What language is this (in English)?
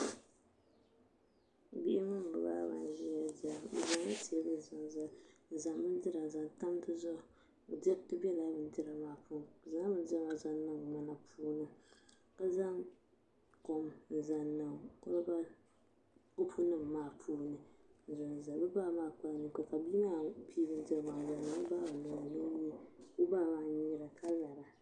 Dagbani